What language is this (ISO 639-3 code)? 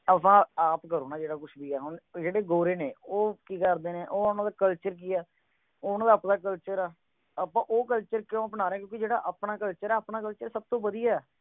pan